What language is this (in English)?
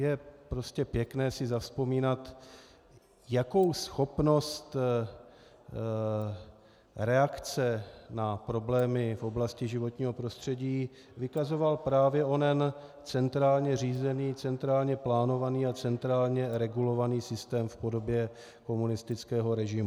Czech